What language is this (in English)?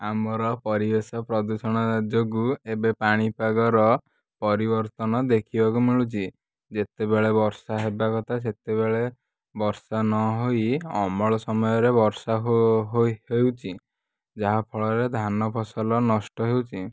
Odia